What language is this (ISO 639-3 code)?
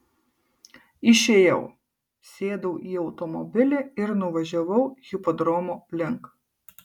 lit